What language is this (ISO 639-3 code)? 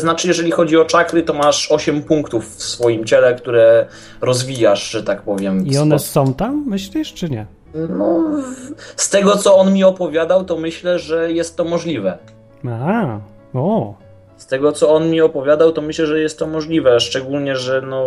pol